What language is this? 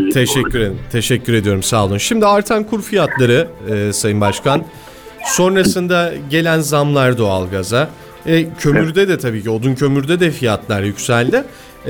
Turkish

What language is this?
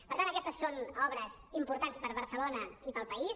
Catalan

